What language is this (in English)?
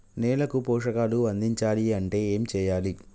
Telugu